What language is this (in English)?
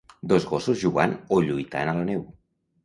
Catalan